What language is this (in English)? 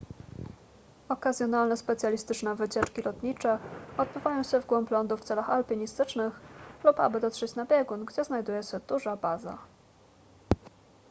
Polish